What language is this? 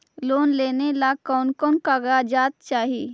Magahi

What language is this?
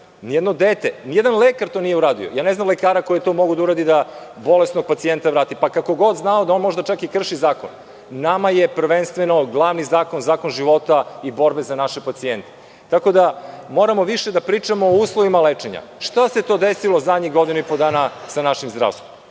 Serbian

